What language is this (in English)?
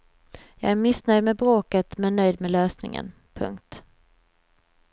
Swedish